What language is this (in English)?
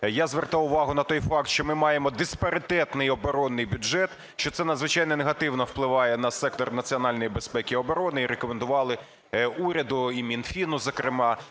Ukrainian